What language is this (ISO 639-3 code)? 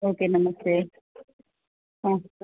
san